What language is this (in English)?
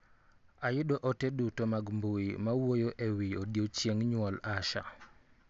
Luo (Kenya and Tanzania)